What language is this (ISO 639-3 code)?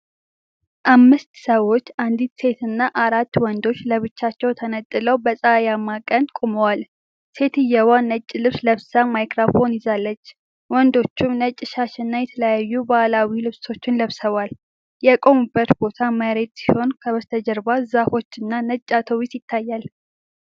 amh